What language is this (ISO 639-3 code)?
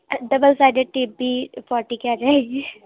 urd